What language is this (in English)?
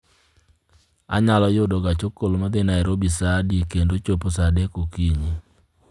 Luo (Kenya and Tanzania)